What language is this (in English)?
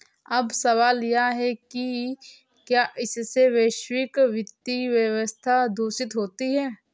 Hindi